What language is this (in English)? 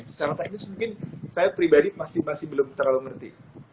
Indonesian